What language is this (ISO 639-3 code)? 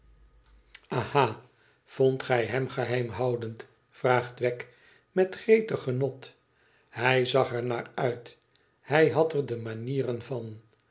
nld